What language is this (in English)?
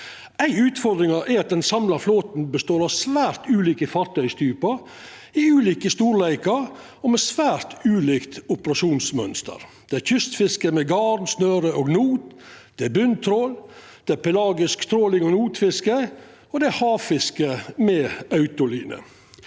Norwegian